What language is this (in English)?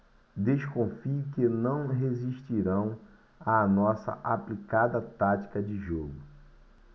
Portuguese